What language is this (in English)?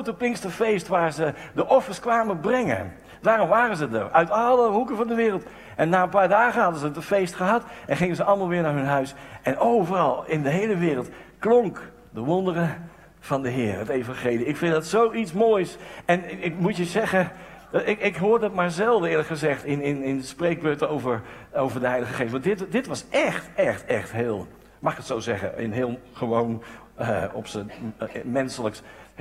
Dutch